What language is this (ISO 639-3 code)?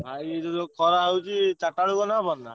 ori